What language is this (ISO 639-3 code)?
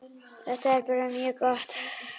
isl